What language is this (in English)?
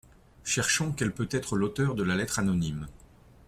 French